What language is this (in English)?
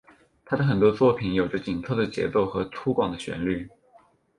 Chinese